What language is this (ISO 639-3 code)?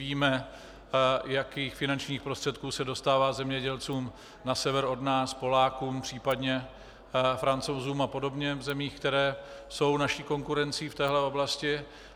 ces